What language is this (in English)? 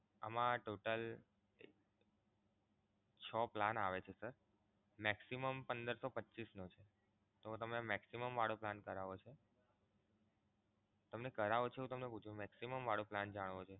Gujarati